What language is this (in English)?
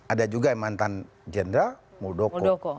Indonesian